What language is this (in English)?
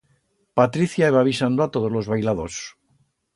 Aragonese